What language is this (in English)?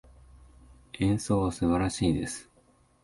Japanese